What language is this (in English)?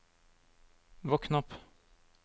Norwegian